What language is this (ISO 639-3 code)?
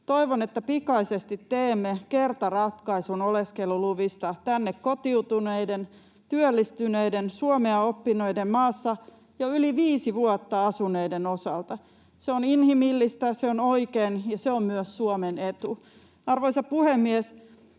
fin